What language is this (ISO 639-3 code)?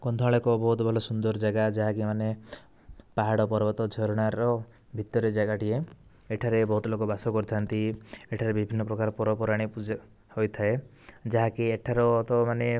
ori